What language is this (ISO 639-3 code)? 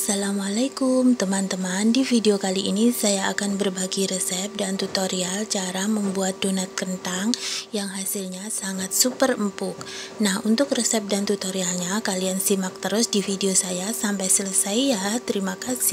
ind